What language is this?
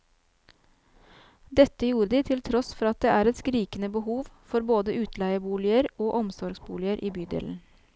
Norwegian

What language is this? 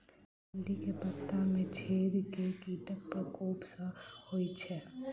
Maithili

